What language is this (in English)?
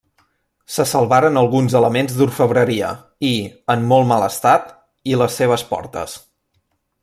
Catalan